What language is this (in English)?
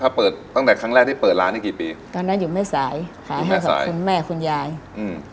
Thai